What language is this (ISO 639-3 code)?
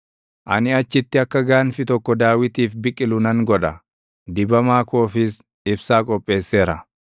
orm